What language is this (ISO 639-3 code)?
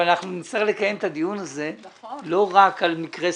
heb